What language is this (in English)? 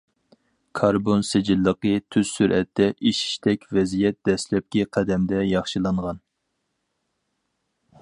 Uyghur